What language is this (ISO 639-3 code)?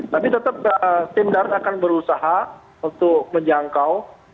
ind